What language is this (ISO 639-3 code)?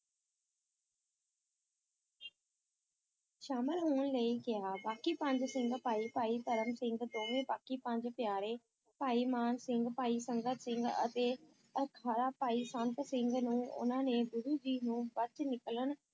pan